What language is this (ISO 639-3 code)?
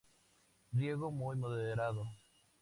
spa